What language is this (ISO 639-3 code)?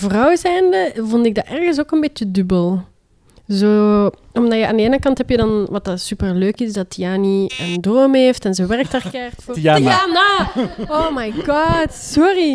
nld